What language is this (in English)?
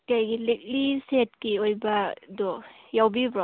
Manipuri